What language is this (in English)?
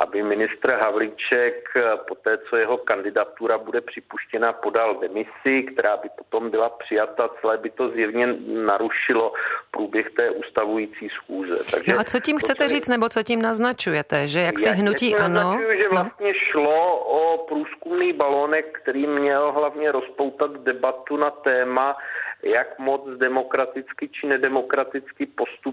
Czech